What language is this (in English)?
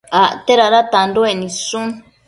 Matsés